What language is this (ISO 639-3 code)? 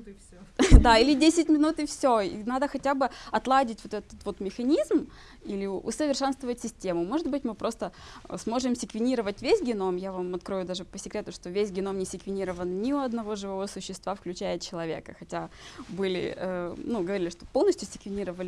rus